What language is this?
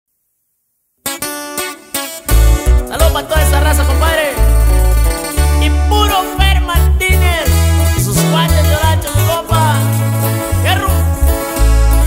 Indonesian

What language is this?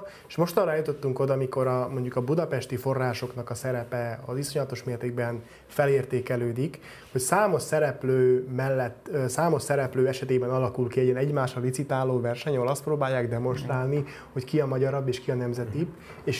Hungarian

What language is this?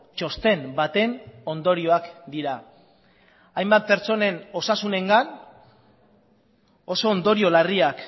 Basque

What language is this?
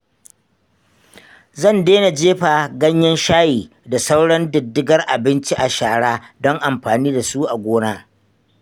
Hausa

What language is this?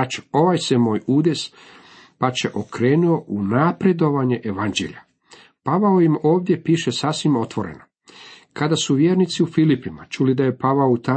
Croatian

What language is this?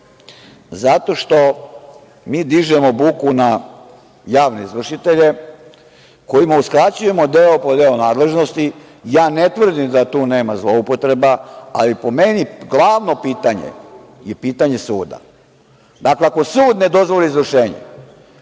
Serbian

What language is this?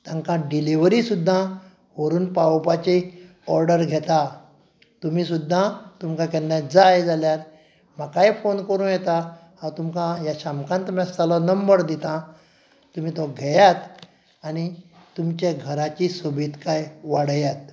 Konkani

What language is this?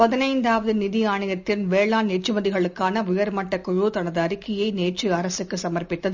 Tamil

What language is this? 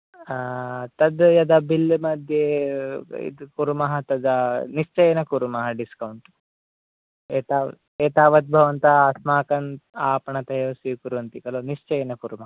Sanskrit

